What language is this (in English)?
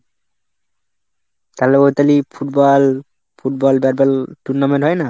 Bangla